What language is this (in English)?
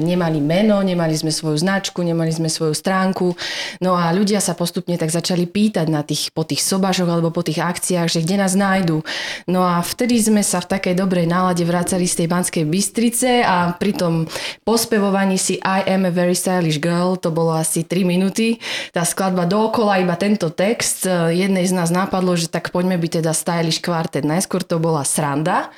Slovak